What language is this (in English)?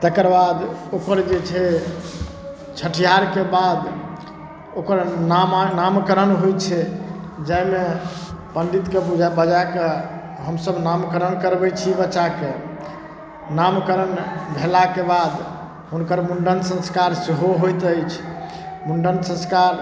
Maithili